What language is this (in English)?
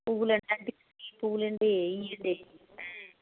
Telugu